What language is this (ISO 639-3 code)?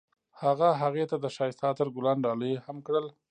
pus